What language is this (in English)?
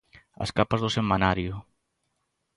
Galician